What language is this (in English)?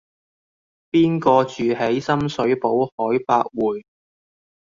Cantonese